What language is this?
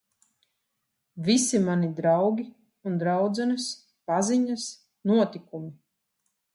Latvian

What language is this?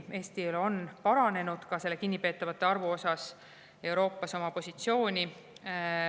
Estonian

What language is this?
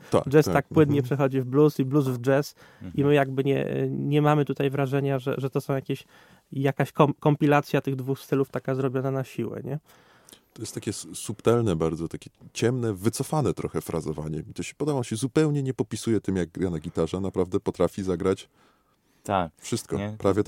Polish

